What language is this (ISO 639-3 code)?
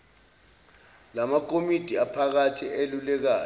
zul